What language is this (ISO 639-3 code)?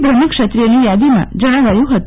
guj